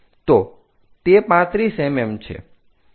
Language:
Gujarati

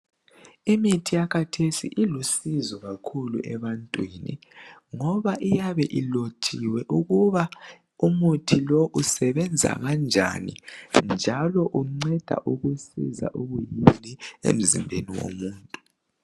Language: North Ndebele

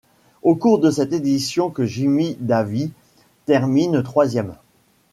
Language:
French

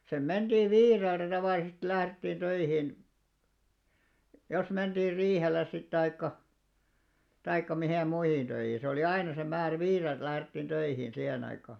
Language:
Finnish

